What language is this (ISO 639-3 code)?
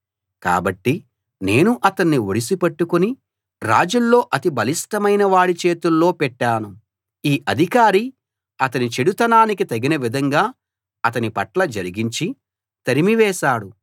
tel